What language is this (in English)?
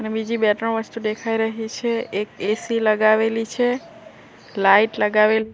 Gujarati